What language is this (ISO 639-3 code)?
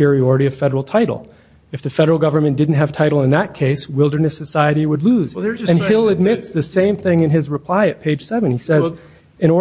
eng